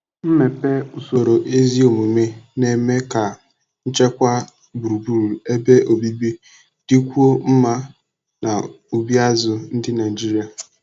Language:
Igbo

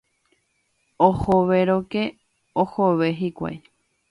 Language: Guarani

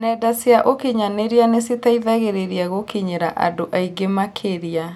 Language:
Kikuyu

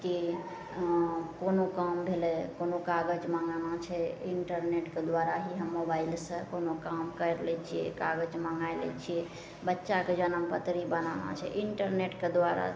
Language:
Maithili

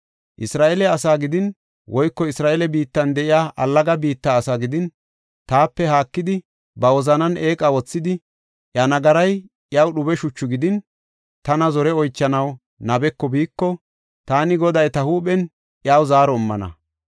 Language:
Gofa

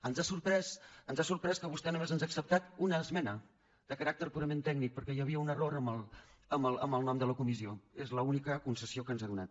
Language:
Catalan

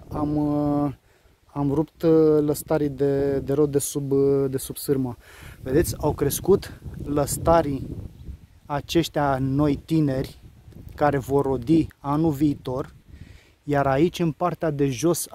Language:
Romanian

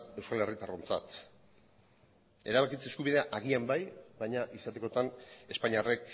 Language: Basque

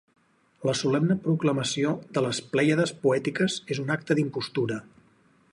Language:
Catalan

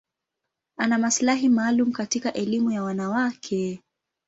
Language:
Swahili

